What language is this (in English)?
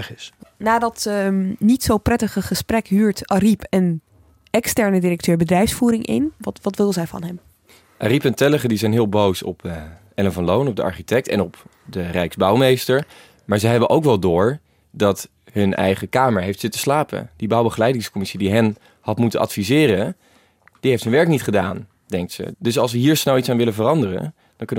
Dutch